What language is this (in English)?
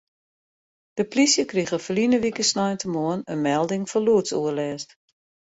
Western Frisian